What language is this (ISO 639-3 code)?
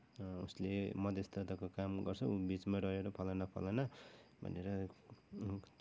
nep